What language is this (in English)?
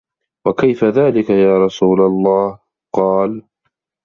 Arabic